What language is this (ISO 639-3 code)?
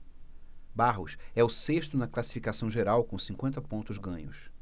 por